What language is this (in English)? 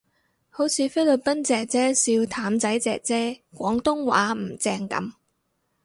Cantonese